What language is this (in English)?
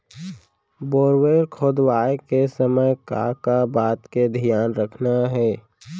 Chhattisgarhi